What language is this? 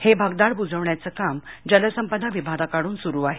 Marathi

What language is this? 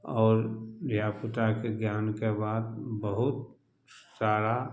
Maithili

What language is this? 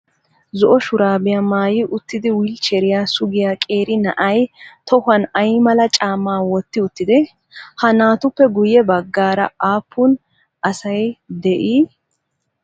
Wolaytta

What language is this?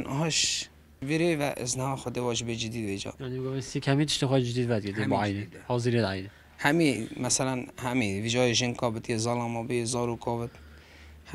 Arabic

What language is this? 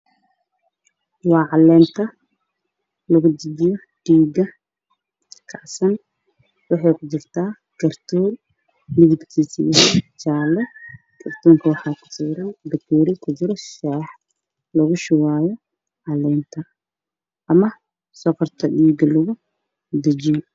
Somali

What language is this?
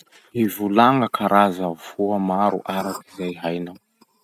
Masikoro Malagasy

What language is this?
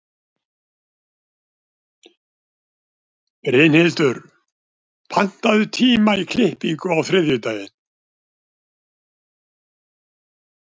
Icelandic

